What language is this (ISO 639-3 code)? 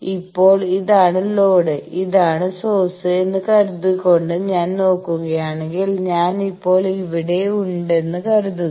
mal